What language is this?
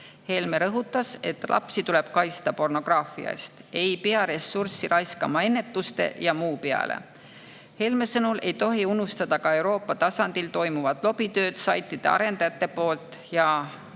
Estonian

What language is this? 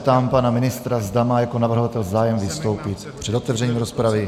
Czech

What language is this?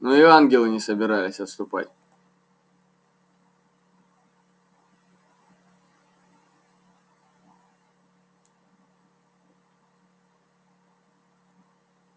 Russian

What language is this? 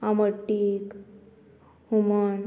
Konkani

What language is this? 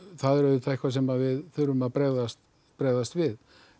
Icelandic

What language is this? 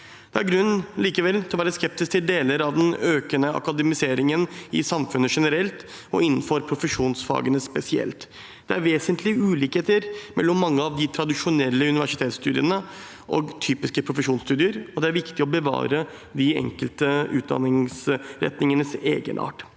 Norwegian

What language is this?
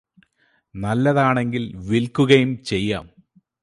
Malayalam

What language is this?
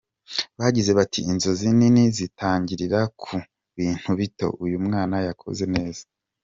Kinyarwanda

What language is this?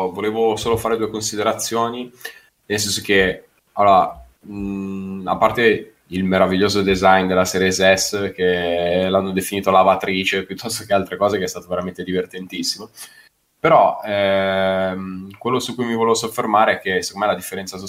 Italian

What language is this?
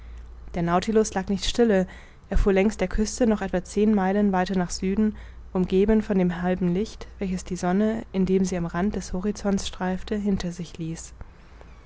German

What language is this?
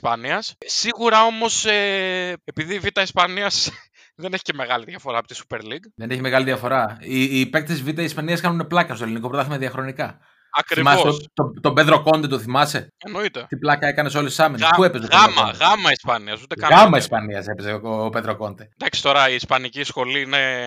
Greek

